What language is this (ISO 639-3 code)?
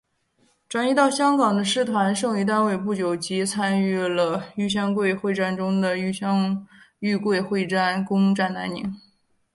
zho